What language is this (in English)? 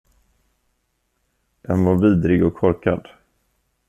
Swedish